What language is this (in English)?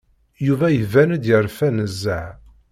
Kabyle